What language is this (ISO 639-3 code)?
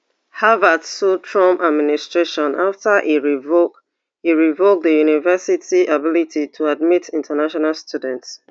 pcm